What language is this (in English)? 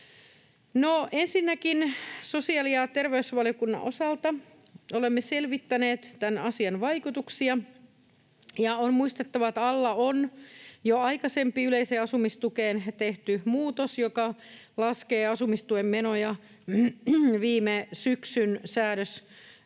Finnish